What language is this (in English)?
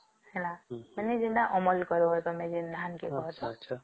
Odia